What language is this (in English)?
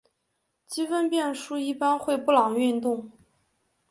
Chinese